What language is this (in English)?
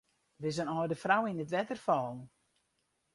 Western Frisian